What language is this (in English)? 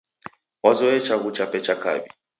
Taita